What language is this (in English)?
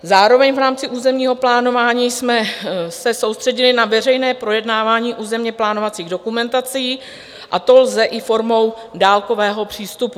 Czech